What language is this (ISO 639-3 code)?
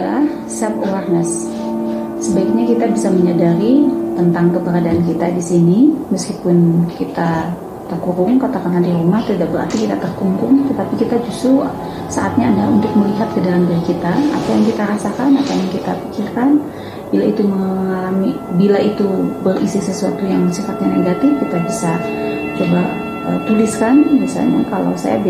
ind